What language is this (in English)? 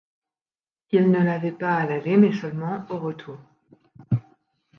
French